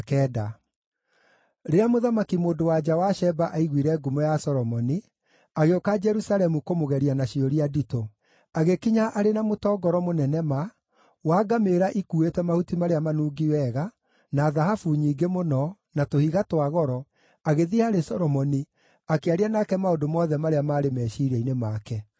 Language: Kikuyu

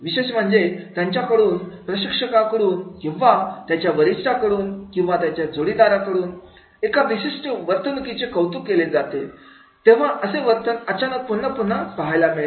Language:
Marathi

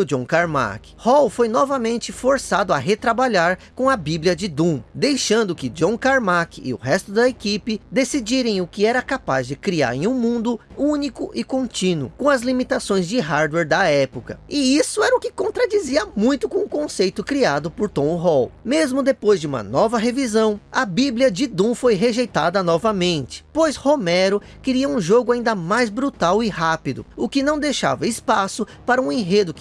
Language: Portuguese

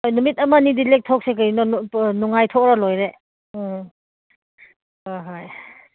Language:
Manipuri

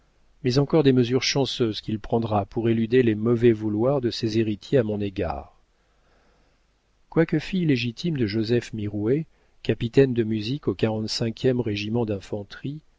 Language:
French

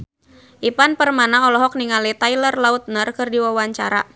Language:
Sundanese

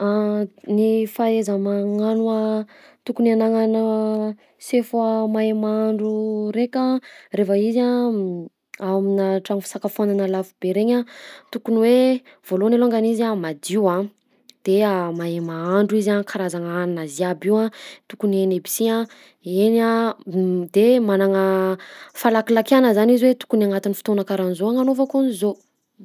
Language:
Southern Betsimisaraka Malagasy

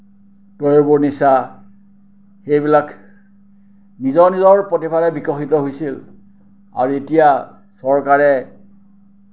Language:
Assamese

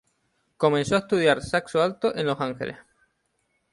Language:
Spanish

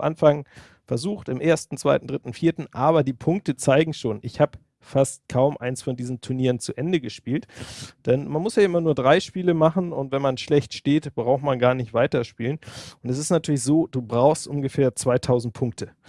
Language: German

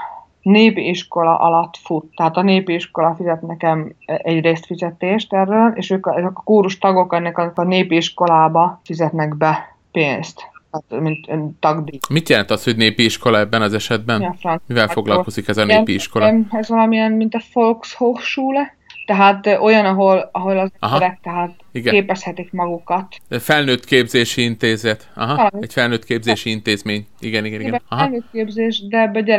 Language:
Hungarian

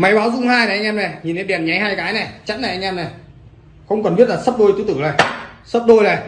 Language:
Vietnamese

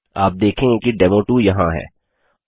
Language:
Hindi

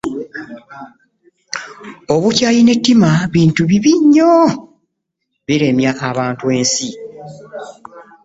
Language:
Ganda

